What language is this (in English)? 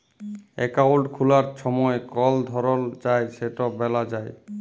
Bangla